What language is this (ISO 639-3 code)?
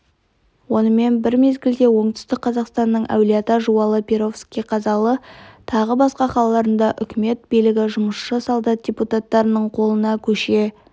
kaz